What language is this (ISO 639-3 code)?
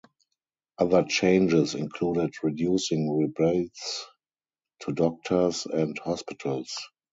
eng